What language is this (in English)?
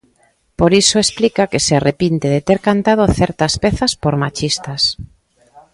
Galician